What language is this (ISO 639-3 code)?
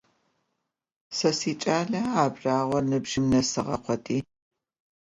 ady